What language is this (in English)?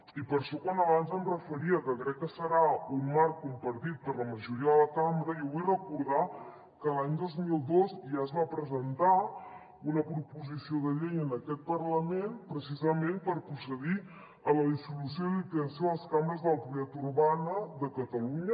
Catalan